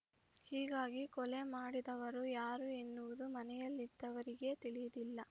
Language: Kannada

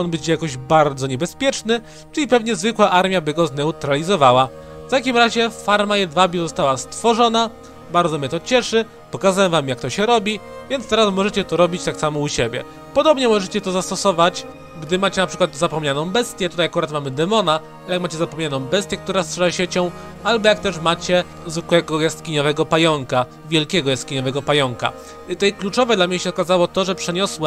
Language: Polish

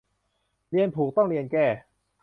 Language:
Thai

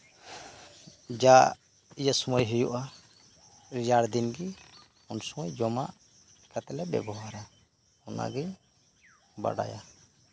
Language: Santali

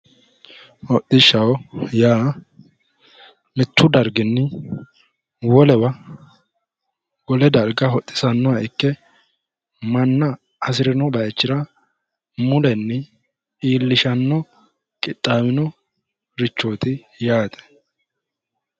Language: Sidamo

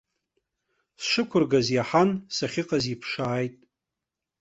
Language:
Abkhazian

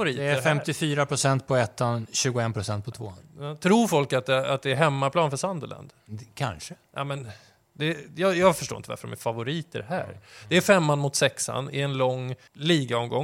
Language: Swedish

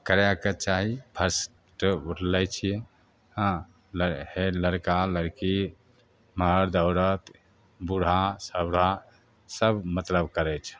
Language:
Maithili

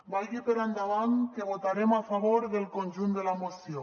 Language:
Catalan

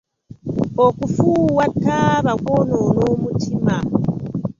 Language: Ganda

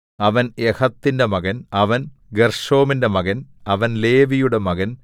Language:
Malayalam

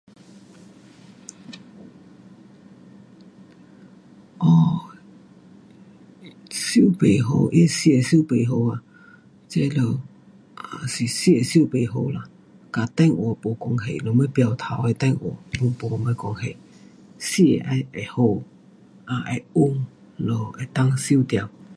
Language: Pu-Xian Chinese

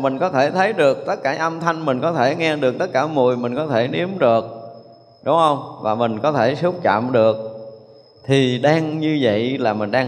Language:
Vietnamese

